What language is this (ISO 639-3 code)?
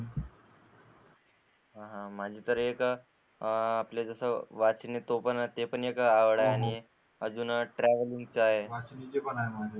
mar